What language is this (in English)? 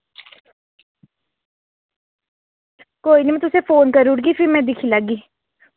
Dogri